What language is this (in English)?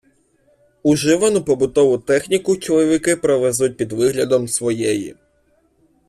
Ukrainian